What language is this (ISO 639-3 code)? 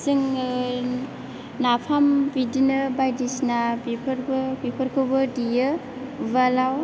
brx